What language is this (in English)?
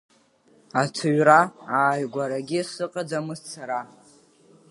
Abkhazian